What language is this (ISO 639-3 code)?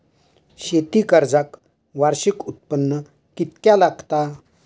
mar